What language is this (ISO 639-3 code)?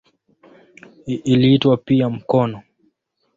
swa